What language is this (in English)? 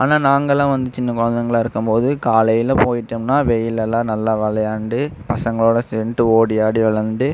Tamil